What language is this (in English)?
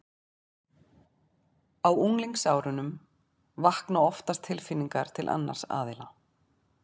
Icelandic